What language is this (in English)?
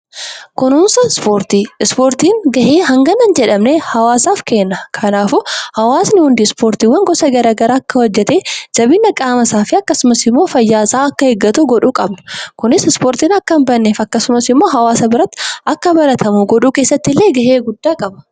Oromo